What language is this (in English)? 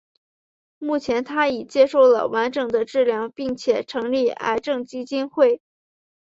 Chinese